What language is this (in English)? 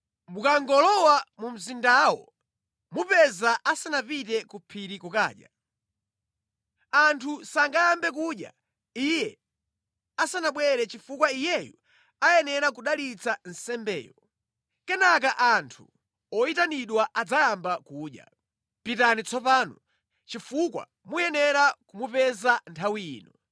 Nyanja